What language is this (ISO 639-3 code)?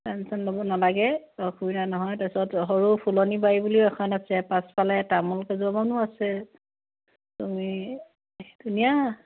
asm